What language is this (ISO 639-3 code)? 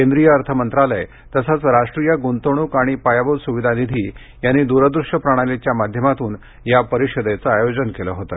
mar